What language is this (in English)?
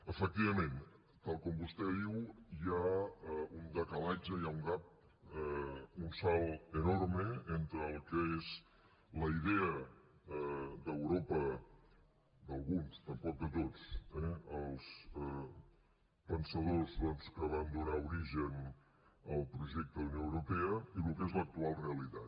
Catalan